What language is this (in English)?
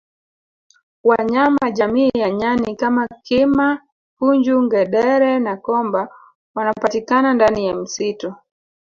Swahili